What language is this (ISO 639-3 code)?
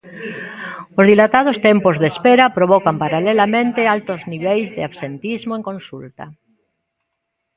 glg